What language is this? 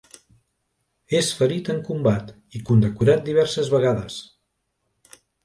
Catalan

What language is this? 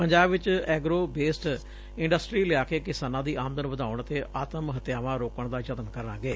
Punjabi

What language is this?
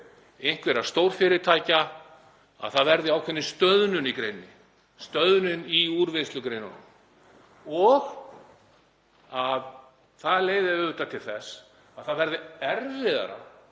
Icelandic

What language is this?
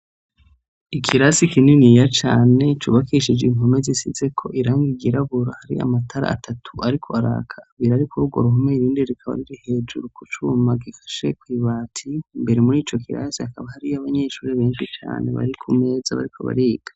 Rundi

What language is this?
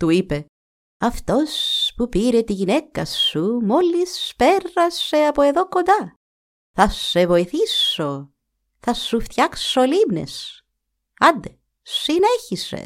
Greek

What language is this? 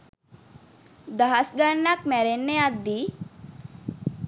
Sinhala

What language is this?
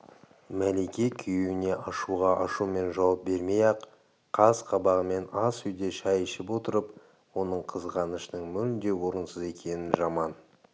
Kazakh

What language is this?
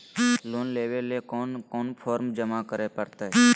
Magahi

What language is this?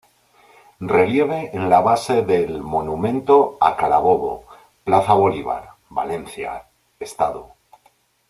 Spanish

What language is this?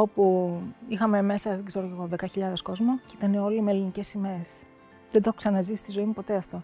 Greek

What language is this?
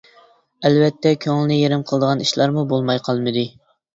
Uyghur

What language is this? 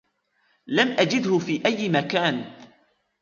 Arabic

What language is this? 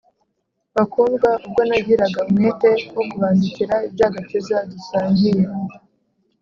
Kinyarwanda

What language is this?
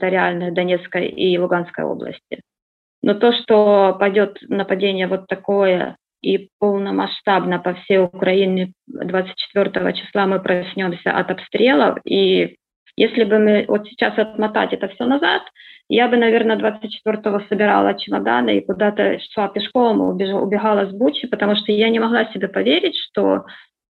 Russian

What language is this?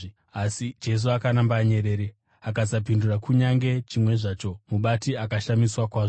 Shona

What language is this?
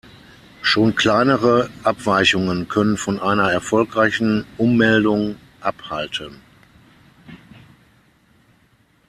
German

